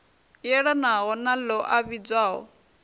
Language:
Venda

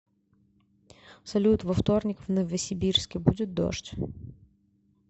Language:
Russian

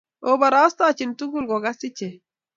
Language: Kalenjin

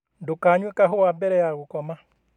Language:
Kikuyu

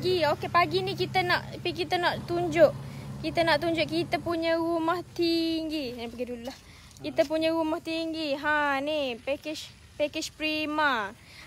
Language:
Malay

